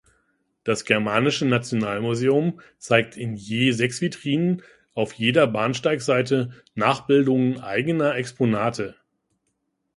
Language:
German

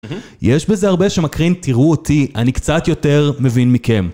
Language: Hebrew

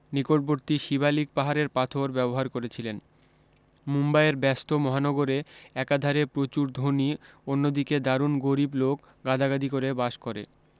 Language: Bangla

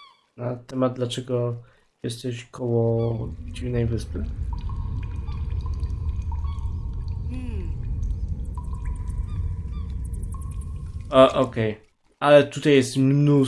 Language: Polish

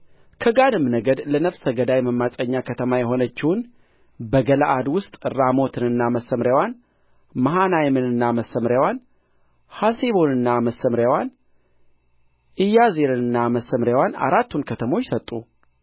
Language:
Amharic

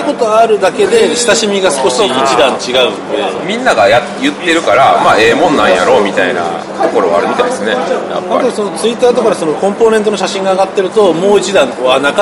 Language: Japanese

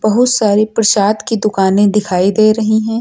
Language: Hindi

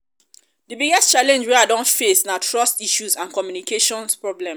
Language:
Nigerian Pidgin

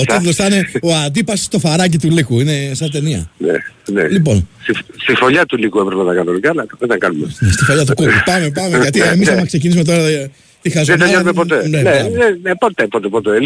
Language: Greek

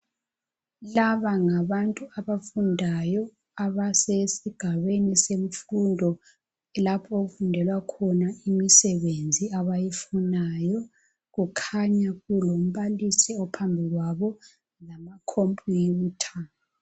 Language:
North Ndebele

